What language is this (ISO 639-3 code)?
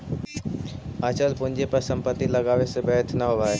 mag